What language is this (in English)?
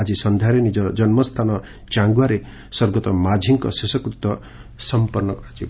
Odia